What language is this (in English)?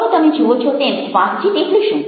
Gujarati